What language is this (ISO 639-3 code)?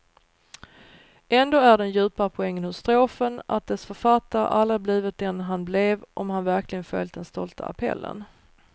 swe